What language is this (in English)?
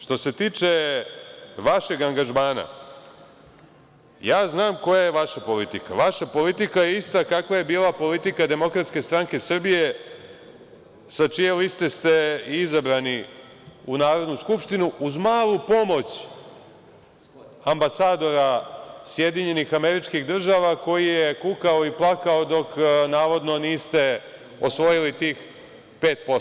Serbian